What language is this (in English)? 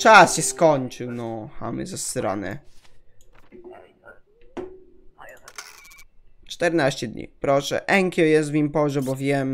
Polish